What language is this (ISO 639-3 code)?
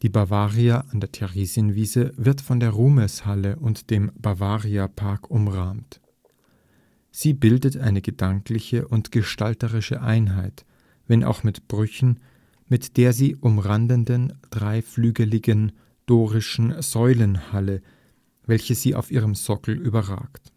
deu